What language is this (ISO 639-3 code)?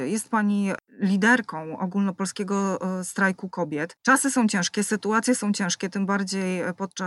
pol